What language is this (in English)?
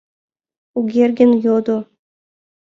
Mari